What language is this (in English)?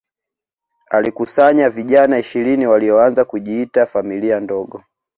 Swahili